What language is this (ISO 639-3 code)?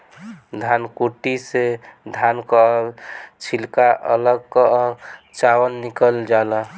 bho